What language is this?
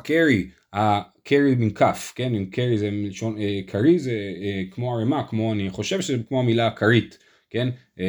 Hebrew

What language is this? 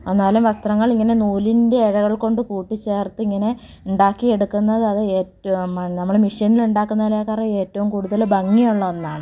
Malayalam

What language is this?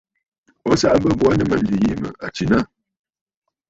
Bafut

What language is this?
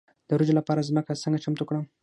Pashto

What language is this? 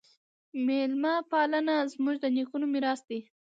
Pashto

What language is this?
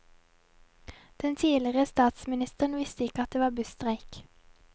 Norwegian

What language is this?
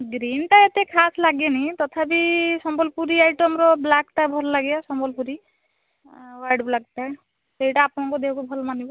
Odia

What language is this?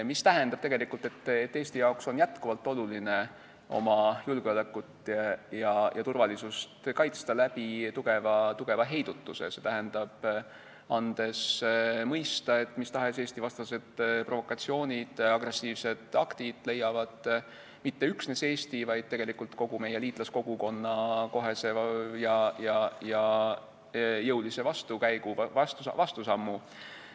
Estonian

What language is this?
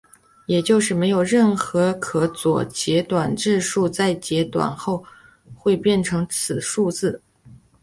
Chinese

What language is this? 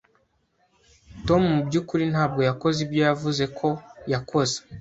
Kinyarwanda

